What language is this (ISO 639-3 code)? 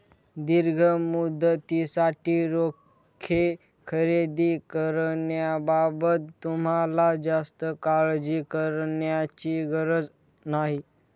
mar